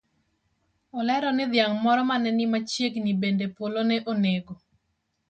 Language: Luo (Kenya and Tanzania)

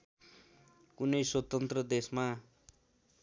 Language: Nepali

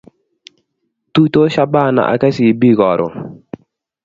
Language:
Kalenjin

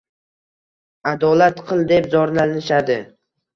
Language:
Uzbek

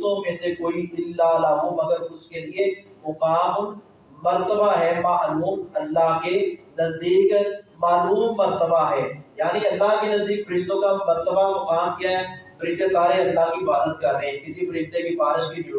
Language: Urdu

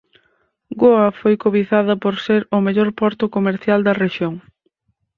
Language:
Galician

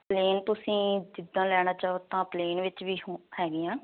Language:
Punjabi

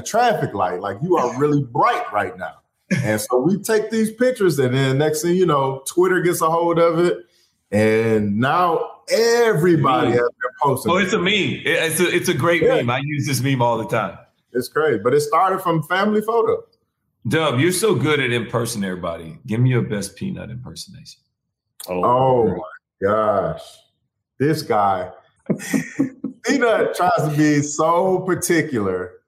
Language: English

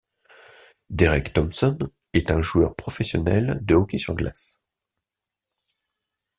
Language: French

